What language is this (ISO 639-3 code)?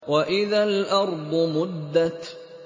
ara